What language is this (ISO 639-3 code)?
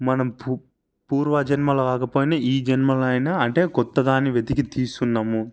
tel